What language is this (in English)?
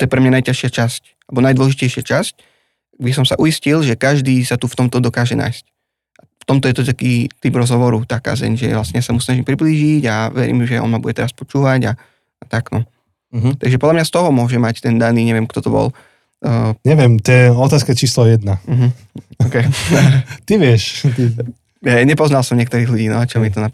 Slovak